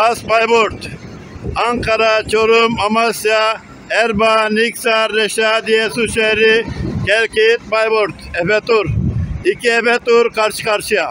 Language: Turkish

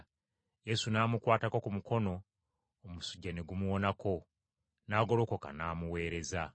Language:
Ganda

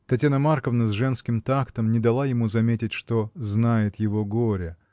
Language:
Russian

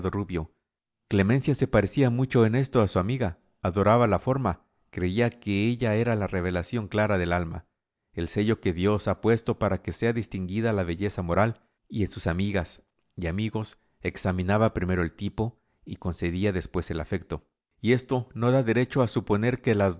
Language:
Spanish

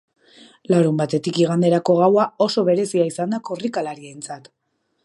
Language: Basque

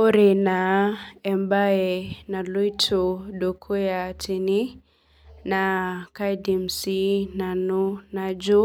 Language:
Masai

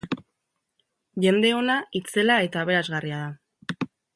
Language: Basque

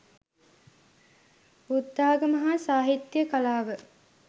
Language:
Sinhala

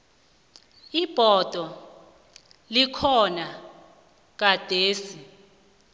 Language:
South Ndebele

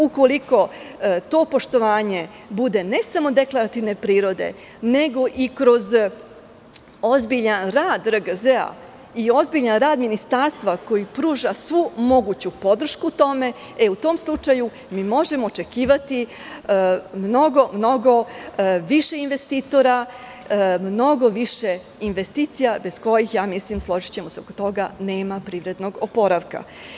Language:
Serbian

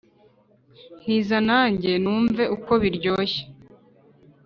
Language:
Kinyarwanda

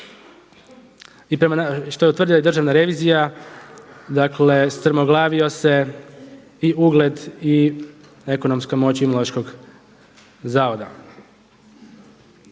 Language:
Croatian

